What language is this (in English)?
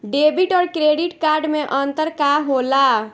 Bhojpuri